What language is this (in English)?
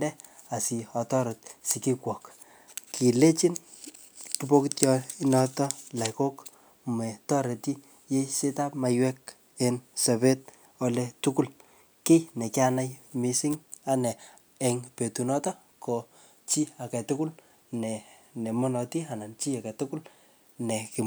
Kalenjin